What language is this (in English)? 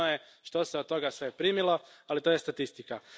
Croatian